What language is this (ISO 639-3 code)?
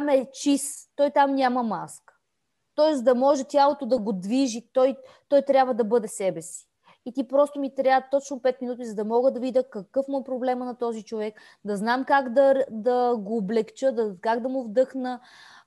bul